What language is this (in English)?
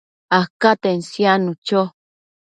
Matsés